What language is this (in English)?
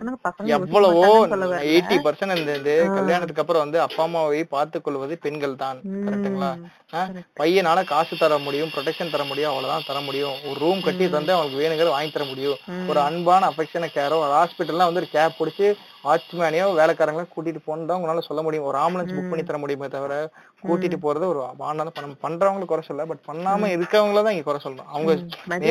Tamil